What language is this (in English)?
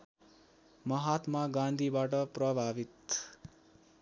Nepali